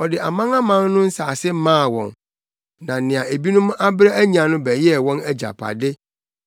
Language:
Akan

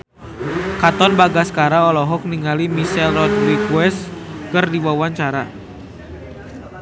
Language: Sundanese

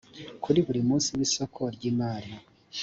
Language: Kinyarwanda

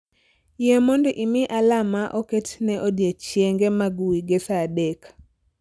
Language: Luo (Kenya and Tanzania)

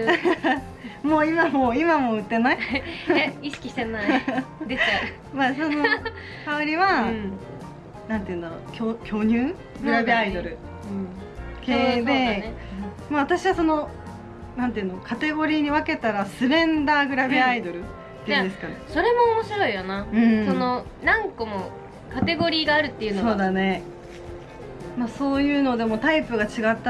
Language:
Japanese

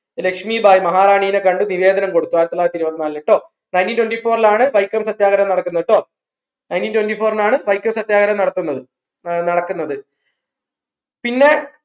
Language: Malayalam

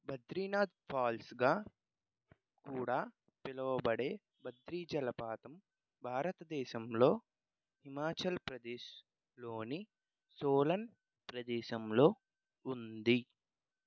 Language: Telugu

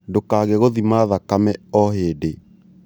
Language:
Kikuyu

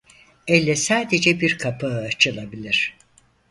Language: Turkish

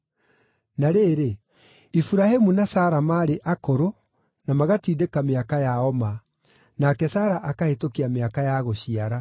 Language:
Kikuyu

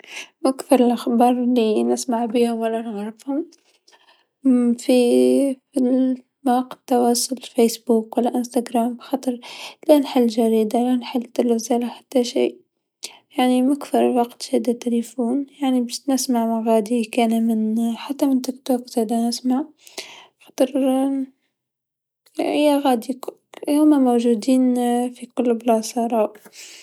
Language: Tunisian Arabic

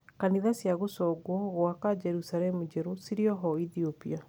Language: Kikuyu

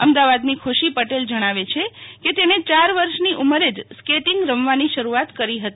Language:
Gujarati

